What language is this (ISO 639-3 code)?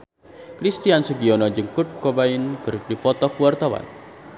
sun